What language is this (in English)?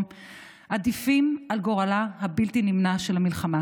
Hebrew